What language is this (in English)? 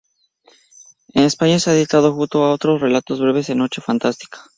Spanish